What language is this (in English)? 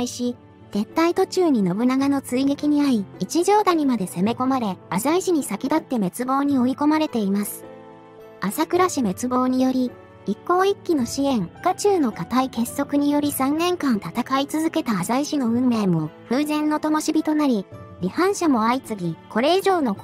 Japanese